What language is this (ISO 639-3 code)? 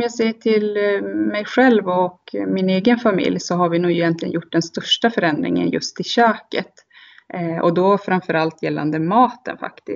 swe